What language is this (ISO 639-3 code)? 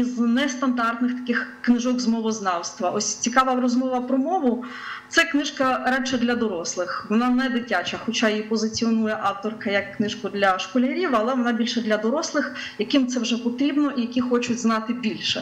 ukr